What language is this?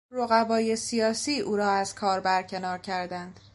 Persian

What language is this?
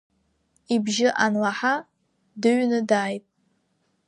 Abkhazian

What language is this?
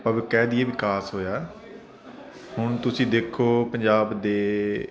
Punjabi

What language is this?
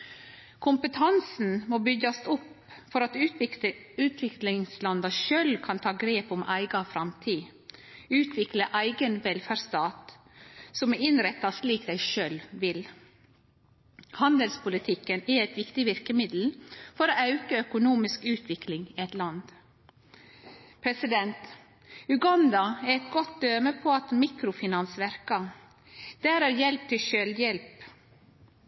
Norwegian Nynorsk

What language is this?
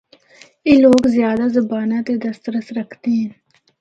Northern Hindko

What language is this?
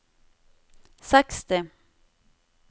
Norwegian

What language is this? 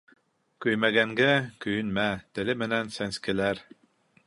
Bashkir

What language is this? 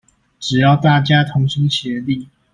Chinese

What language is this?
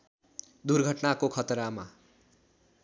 Nepali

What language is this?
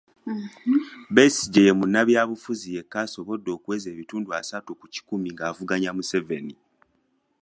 Ganda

